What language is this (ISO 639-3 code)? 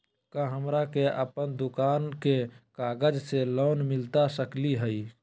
mag